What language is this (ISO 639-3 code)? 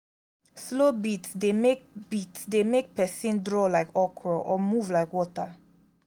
pcm